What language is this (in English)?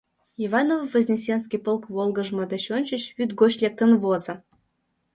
Mari